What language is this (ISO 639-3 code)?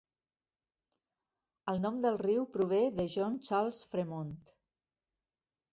cat